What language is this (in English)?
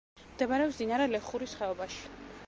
Georgian